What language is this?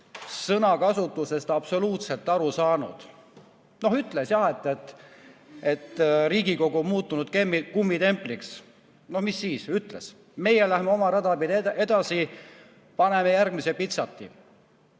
Estonian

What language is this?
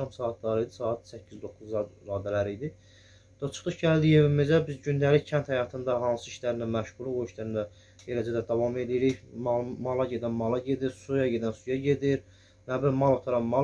Turkish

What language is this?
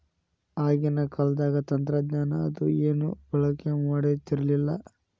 Kannada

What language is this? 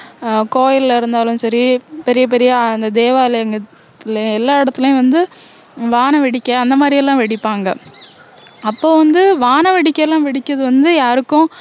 Tamil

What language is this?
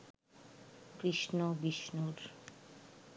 Bangla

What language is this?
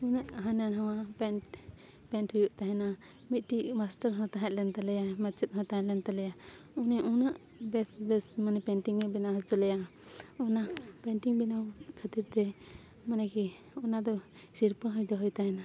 Santali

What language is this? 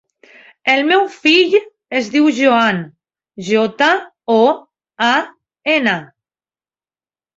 Catalan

